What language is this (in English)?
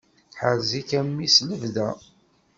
Kabyle